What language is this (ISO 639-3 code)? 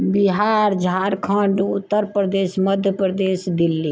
mai